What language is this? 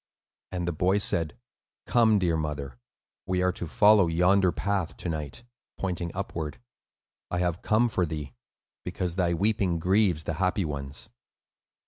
English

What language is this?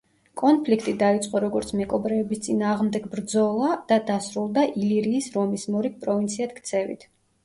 Georgian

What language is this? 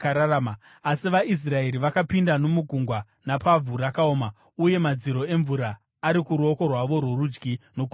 Shona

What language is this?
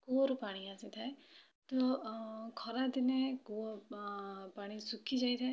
Odia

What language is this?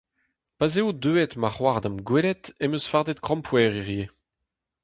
Breton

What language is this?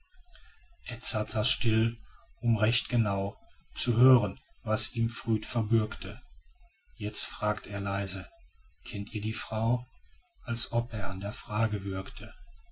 German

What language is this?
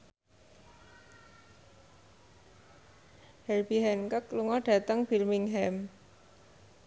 Javanese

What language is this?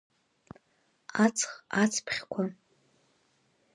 Abkhazian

